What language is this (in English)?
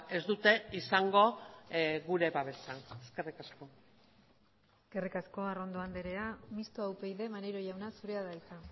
Basque